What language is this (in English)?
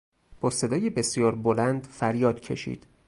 Persian